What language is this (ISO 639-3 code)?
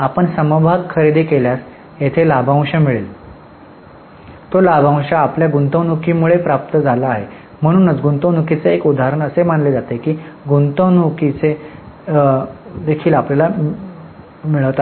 mar